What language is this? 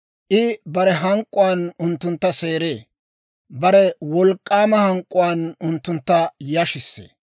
Dawro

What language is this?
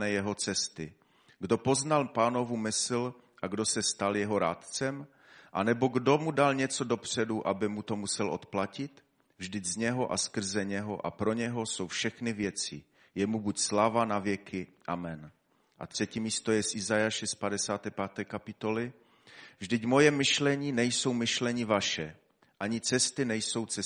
Czech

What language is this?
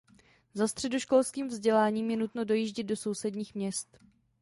Czech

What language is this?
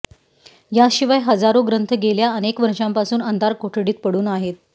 Marathi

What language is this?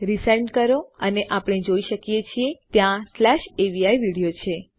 Gujarati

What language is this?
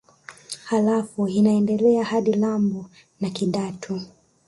Swahili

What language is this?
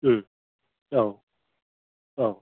Bodo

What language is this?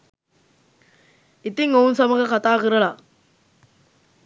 Sinhala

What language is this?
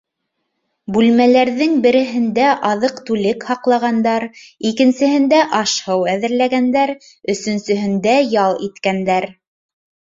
Bashkir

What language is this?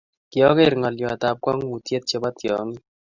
Kalenjin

